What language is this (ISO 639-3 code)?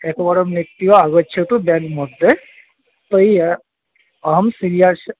san